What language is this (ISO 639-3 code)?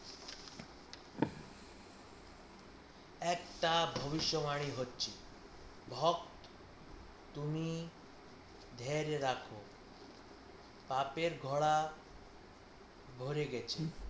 ben